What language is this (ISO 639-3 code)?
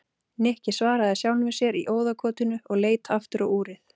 isl